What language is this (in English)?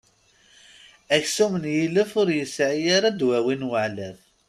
Kabyle